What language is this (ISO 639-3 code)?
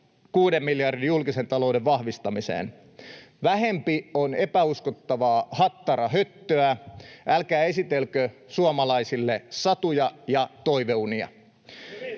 fin